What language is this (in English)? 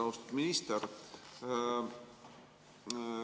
Estonian